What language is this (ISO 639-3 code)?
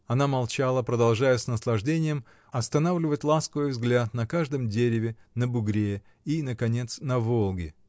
rus